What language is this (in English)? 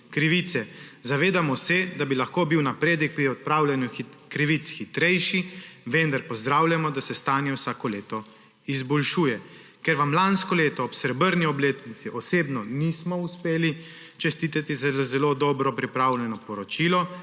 Slovenian